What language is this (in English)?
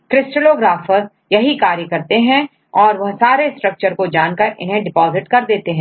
Hindi